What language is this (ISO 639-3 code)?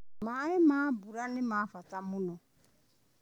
kik